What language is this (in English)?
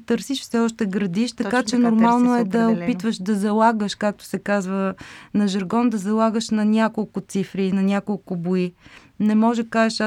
Bulgarian